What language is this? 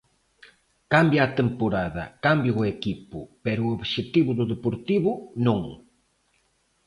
Galician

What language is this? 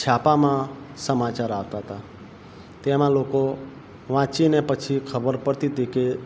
Gujarati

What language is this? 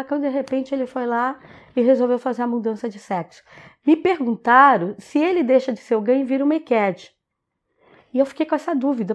Portuguese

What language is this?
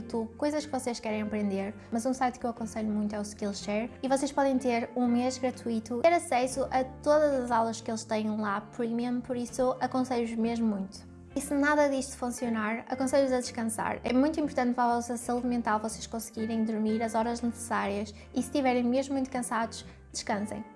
Portuguese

